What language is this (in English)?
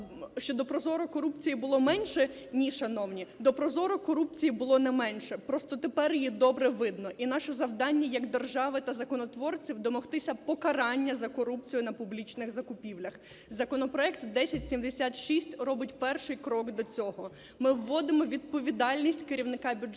Ukrainian